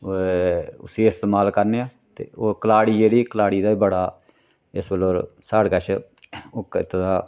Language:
Dogri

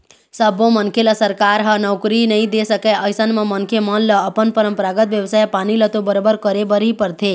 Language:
Chhattisgarhi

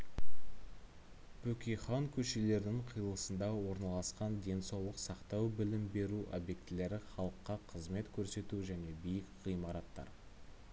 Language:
Kazakh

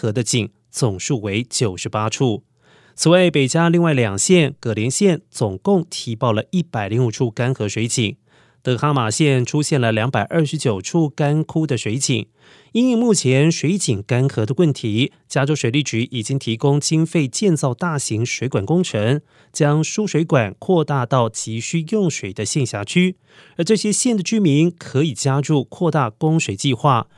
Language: Chinese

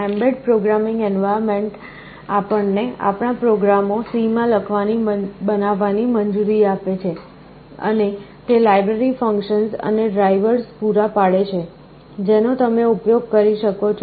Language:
Gujarati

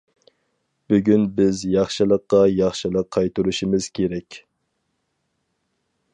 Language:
Uyghur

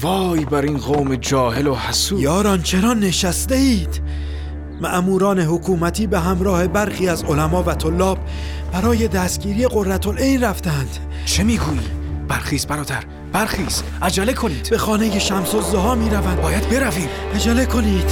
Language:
Persian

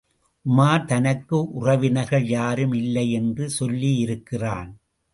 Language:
Tamil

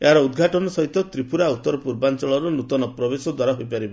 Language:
Odia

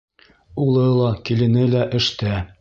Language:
Bashkir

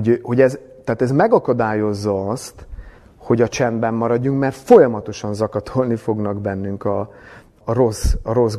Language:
Hungarian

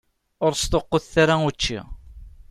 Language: Kabyle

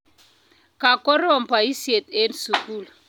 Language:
Kalenjin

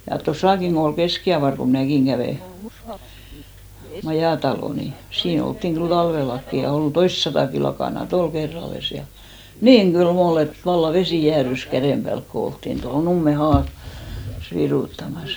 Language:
Finnish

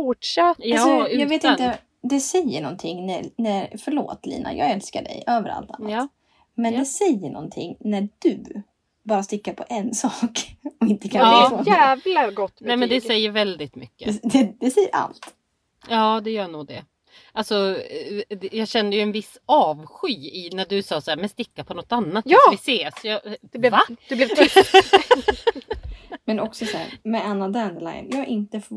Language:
Swedish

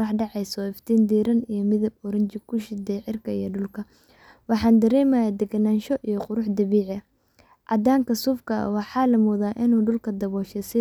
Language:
Somali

